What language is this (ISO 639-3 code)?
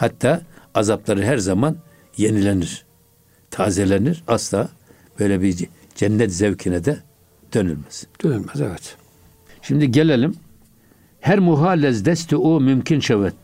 tur